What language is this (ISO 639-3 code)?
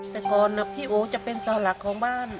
tha